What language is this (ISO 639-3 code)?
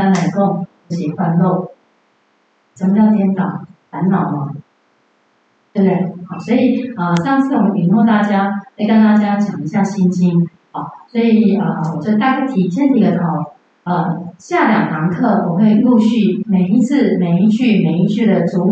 zho